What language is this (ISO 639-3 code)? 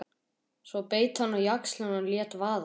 isl